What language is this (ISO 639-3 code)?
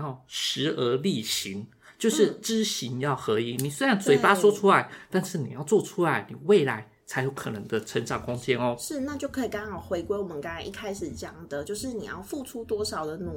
zho